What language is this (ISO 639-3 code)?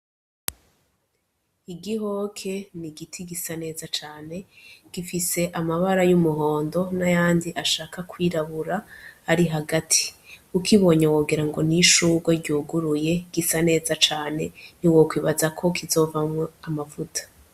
run